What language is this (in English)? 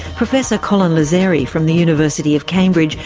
English